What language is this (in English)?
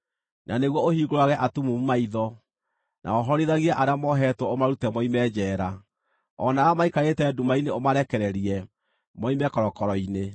Kikuyu